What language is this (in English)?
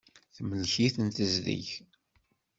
Kabyle